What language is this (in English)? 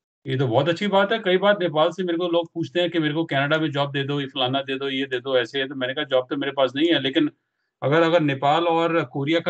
Hindi